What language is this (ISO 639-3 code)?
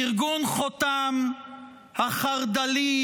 heb